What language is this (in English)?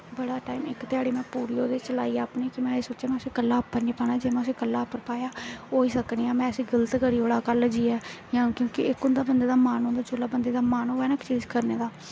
Dogri